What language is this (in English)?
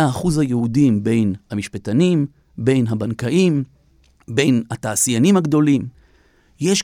Hebrew